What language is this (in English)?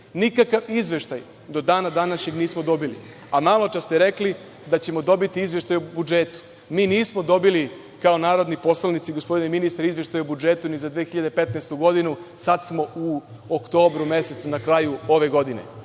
Serbian